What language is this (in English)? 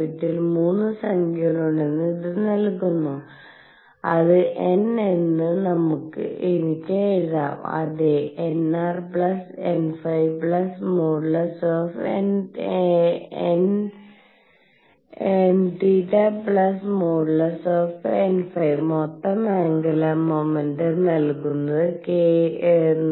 Malayalam